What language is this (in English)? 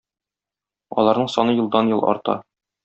Tatar